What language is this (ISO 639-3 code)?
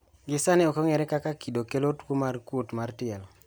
luo